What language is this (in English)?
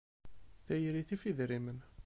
Kabyle